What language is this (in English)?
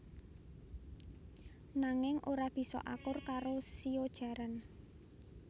Javanese